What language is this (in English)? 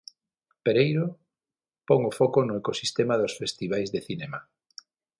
Galician